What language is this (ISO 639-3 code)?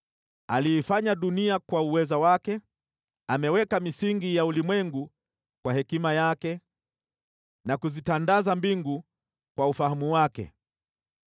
swa